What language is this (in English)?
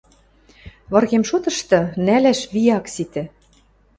Western Mari